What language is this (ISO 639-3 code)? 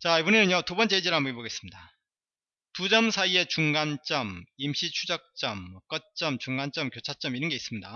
kor